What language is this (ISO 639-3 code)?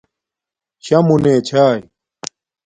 dmk